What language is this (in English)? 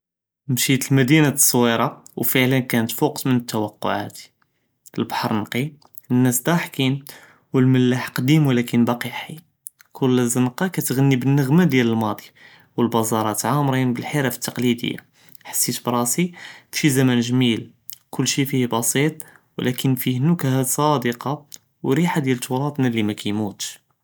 Judeo-Arabic